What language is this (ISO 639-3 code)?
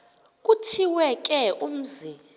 xho